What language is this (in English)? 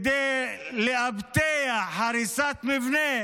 Hebrew